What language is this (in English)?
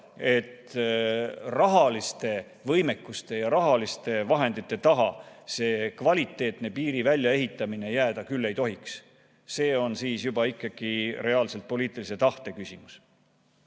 Estonian